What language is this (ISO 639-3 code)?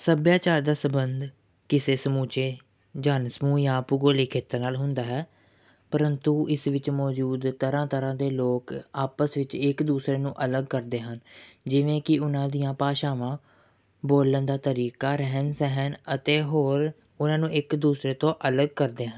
pan